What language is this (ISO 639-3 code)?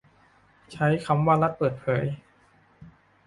tha